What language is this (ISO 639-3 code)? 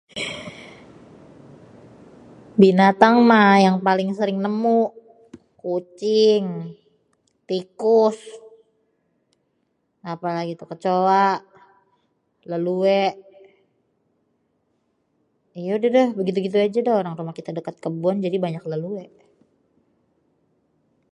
bew